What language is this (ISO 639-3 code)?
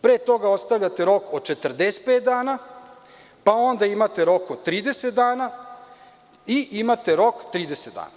srp